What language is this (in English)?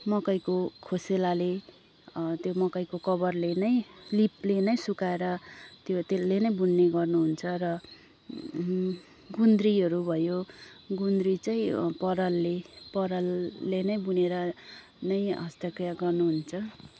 Nepali